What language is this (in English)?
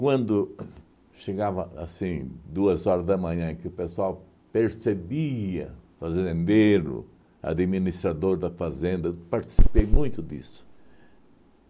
Portuguese